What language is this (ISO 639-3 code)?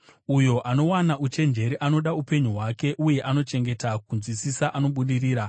sna